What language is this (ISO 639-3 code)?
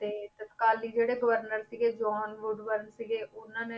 pan